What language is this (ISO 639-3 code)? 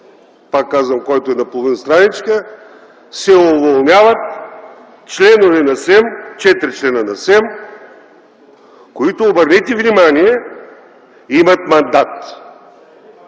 bul